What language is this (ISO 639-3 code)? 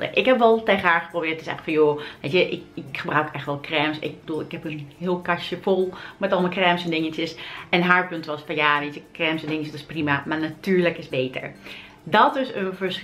nld